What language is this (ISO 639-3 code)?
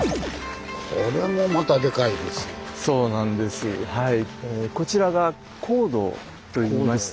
jpn